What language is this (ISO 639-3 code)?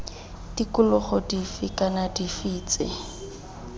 tsn